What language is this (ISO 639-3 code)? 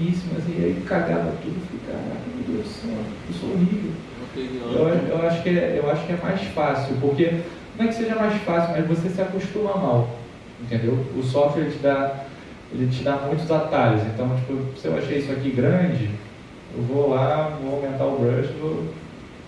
por